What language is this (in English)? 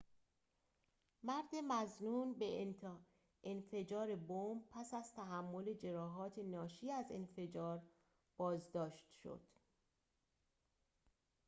Persian